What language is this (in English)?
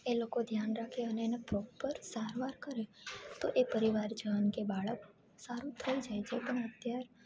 Gujarati